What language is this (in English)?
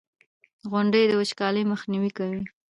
Pashto